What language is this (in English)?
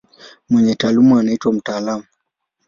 Swahili